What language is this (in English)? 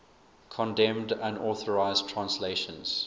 English